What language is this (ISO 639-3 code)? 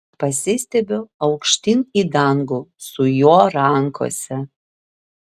lit